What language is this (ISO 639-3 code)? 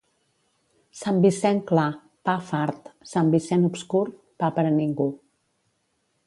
cat